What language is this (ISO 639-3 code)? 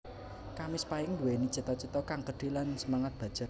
jav